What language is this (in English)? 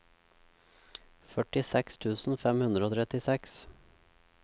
Norwegian